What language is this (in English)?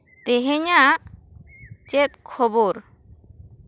Santali